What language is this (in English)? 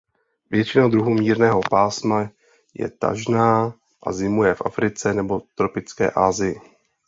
Czech